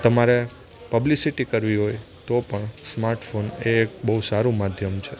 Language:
Gujarati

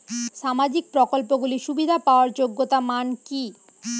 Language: Bangla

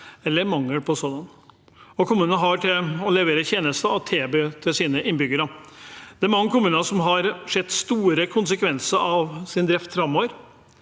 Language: Norwegian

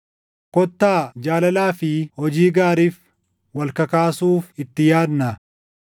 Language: Oromo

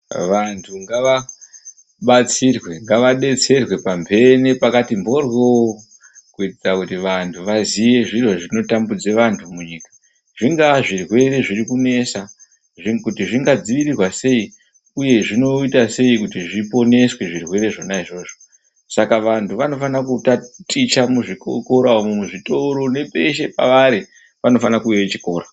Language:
Ndau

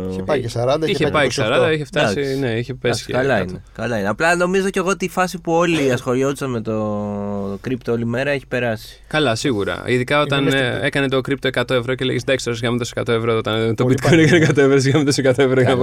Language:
Greek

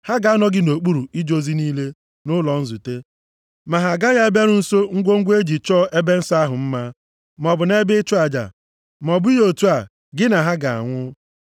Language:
Igbo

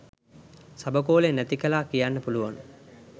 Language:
Sinhala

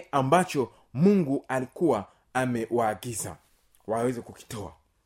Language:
Swahili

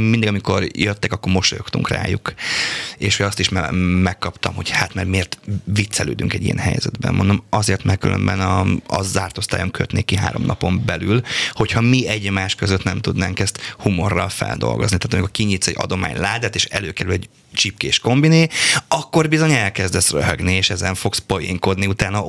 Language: Hungarian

